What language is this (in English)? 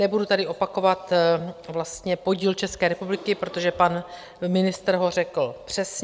Czech